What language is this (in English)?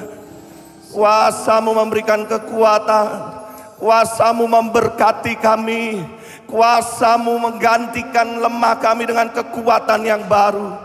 Indonesian